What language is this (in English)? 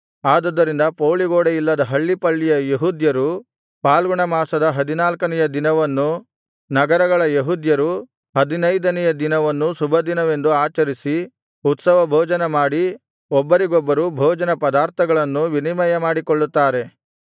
Kannada